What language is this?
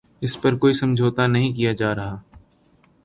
Urdu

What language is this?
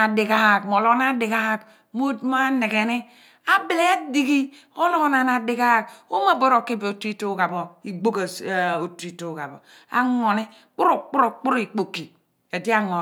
Abua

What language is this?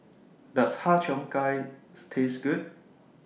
English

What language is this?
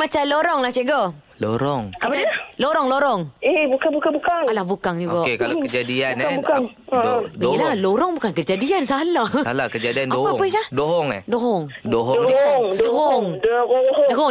Malay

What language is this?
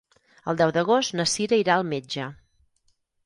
Catalan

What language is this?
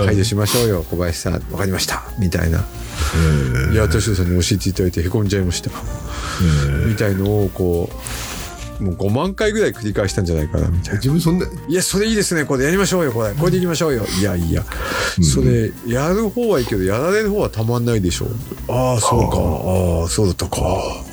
Japanese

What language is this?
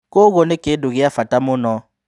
Kikuyu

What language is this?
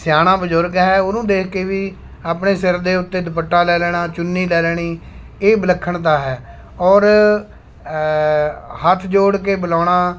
Punjabi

